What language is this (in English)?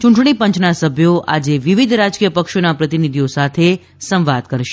Gujarati